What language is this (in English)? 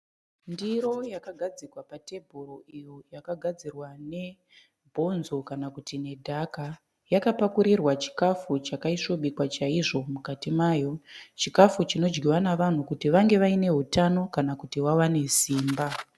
Shona